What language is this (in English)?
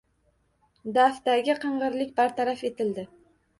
Uzbek